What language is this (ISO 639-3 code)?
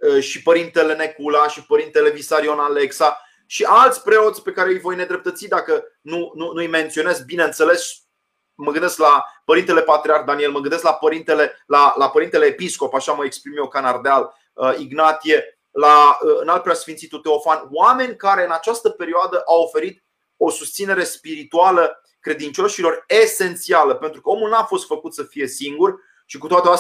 ron